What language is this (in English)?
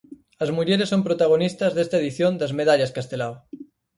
Galician